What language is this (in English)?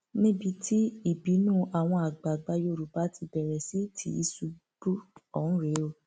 Yoruba